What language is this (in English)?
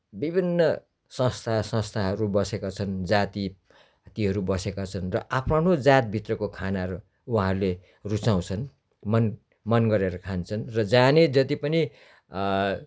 Nepali